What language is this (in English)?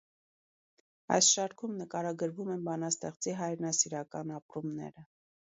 Armenian